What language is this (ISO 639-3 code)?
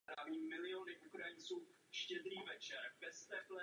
ces